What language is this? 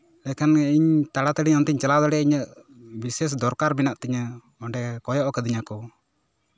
Santali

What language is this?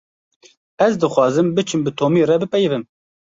Kurdish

